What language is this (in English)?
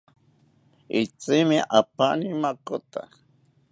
South Ucayali Ashéninka